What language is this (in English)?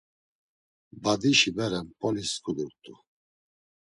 Laz